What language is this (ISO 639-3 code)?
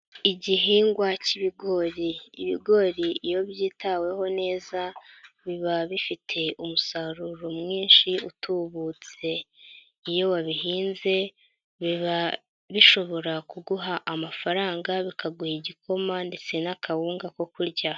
kin